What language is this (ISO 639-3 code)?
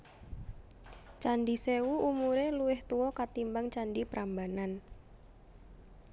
jav